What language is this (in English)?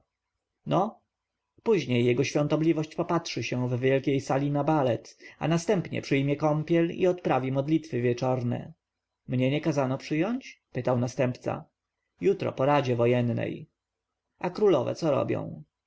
Polish